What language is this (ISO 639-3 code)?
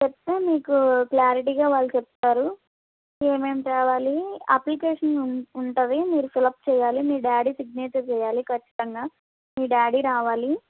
tel